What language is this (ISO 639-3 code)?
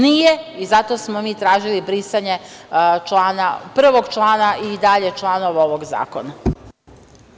srp